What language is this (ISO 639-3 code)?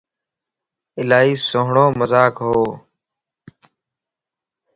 lss